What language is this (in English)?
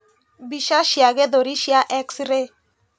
Kikuyu